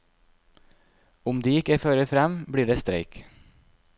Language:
Norwegian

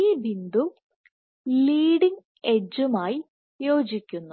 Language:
Malayalam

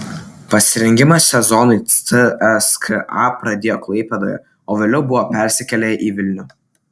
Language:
Lithuanian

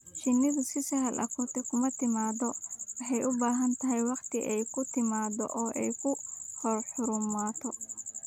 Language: Somali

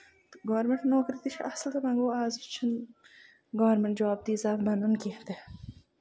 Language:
Kashmiri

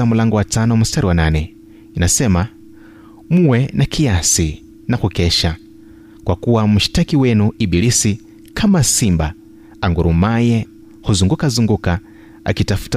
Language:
Swahili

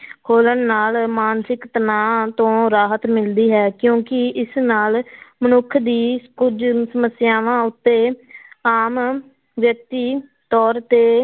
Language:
Punjabi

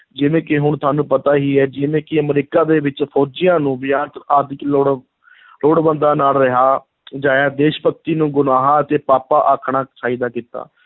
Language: Punjabi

